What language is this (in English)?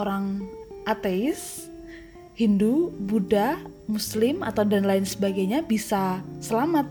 Indonesian